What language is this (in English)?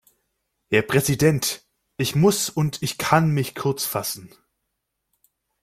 German